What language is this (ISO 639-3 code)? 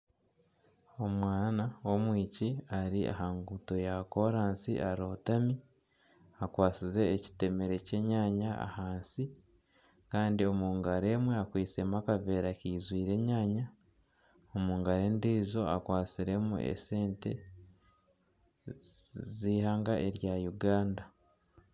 nyn